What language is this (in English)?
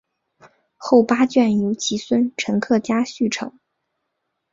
Chinese